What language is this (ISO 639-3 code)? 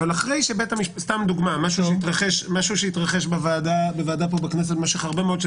heb